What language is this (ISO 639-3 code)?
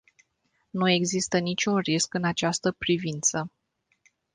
ron